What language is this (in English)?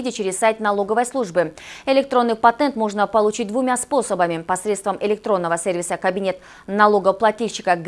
Russian